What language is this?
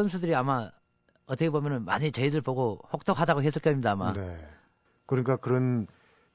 Korean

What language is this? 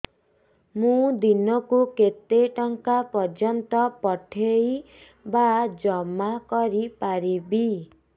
Odia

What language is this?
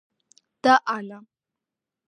Georgian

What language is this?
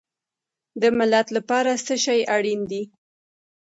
Pashto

